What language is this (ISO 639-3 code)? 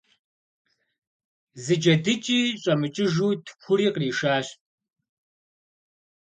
kbd